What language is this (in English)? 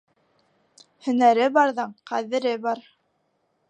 Bashkir